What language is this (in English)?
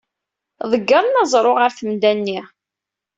Kabyle